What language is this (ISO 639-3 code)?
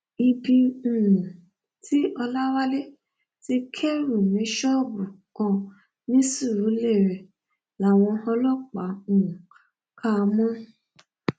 yor